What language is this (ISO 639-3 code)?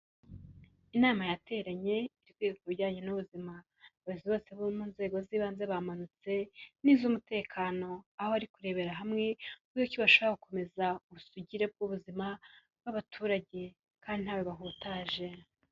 kin